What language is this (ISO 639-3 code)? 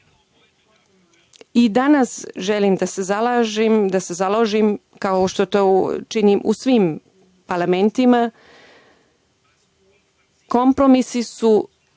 srp